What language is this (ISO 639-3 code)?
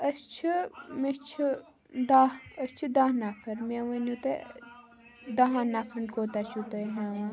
kas